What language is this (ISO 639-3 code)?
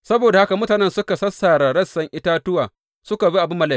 hau